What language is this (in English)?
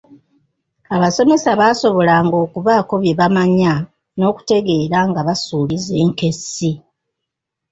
Ganda